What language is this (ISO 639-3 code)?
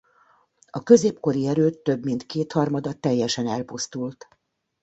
hun